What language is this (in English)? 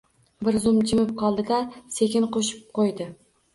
Uzbek